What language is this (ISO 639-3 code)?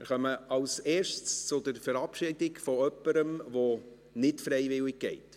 gsw